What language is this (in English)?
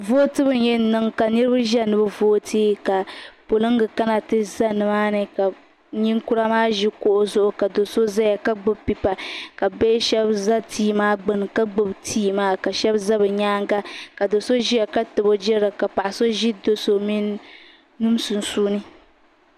Dagbani